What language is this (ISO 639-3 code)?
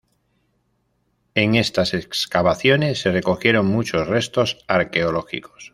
spa